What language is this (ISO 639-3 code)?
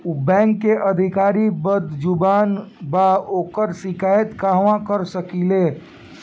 bho